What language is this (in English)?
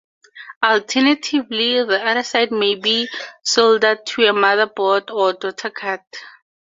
English